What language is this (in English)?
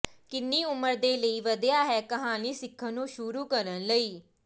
Punjabi